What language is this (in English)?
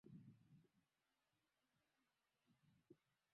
Swahili